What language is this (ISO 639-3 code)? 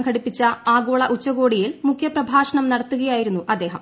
mal